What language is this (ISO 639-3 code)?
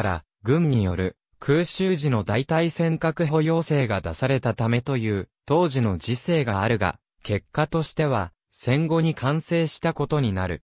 jpn